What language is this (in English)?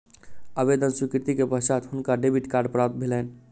Maithili